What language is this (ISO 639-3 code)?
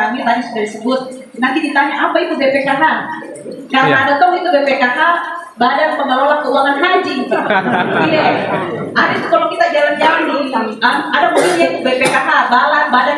ind